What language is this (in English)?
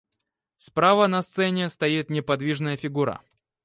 Russian